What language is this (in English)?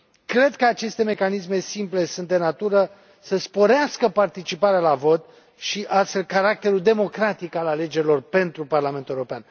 Romanian